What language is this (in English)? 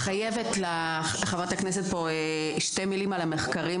Hebrew